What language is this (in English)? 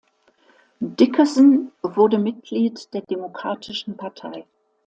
German